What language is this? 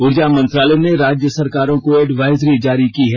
Hindi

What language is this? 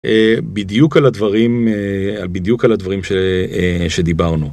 Hebrew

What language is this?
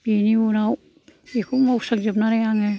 Bodo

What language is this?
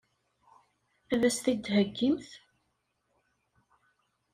Kabyle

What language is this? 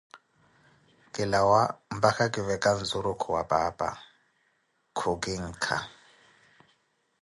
Koti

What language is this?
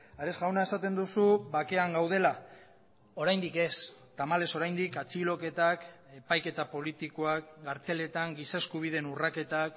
Basque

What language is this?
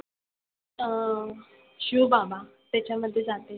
Marathi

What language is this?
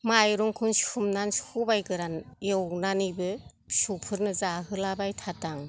Bodo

